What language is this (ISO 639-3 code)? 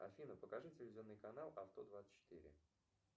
rus